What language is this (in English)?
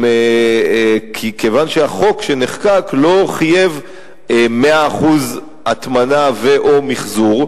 Hebrew